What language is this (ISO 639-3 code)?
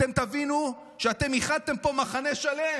heb